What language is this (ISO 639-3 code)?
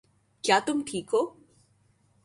urd